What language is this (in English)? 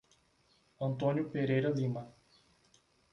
Portuguese